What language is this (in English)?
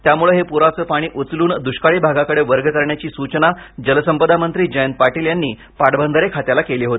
Marathi